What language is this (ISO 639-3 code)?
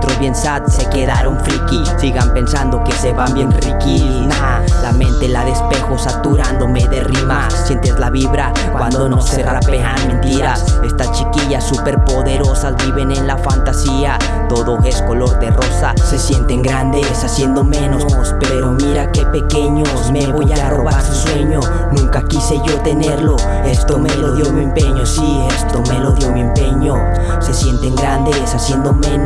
spa